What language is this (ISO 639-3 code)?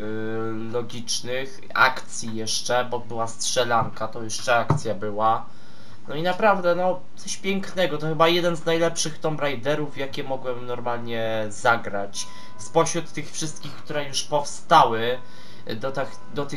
pol